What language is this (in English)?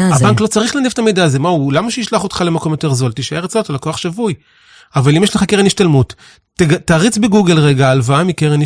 Hebrew